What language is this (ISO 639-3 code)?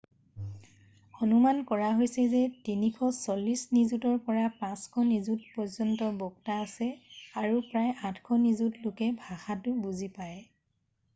asm